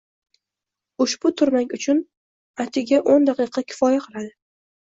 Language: Uzbek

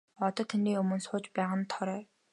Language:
Mongolian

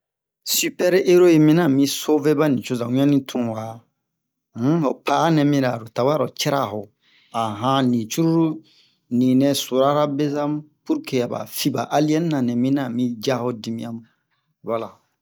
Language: Bomu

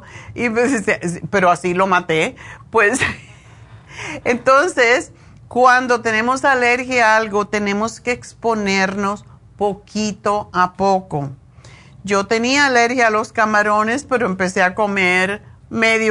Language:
Spanish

